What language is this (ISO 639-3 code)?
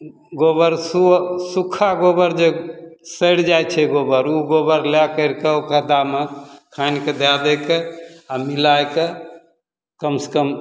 mai